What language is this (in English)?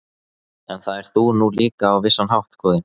Icelandic